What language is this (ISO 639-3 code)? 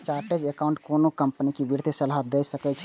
mai